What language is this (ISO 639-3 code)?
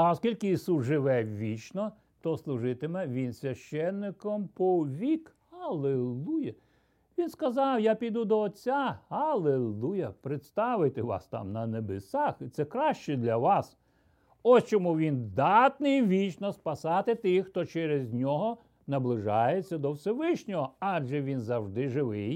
ukr